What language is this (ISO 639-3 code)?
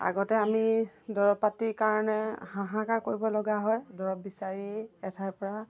asm